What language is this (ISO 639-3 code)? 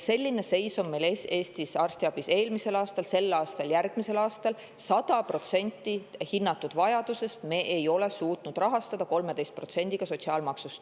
est